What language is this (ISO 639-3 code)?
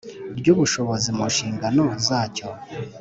kin